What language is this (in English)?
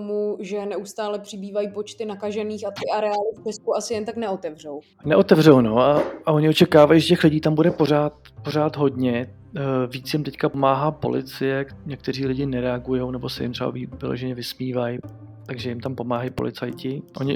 Czech